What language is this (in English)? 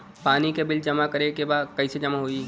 Bhojpuri